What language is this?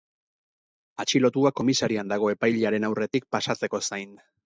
Basque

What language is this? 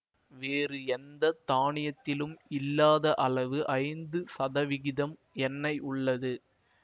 Tamil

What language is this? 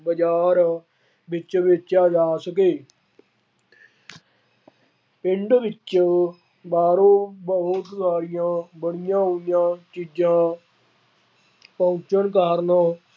Punjabi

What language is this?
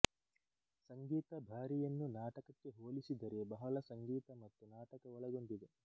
Kannada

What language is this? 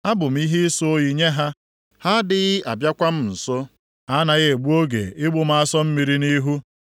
Igbo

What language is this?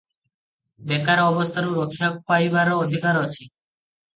Odia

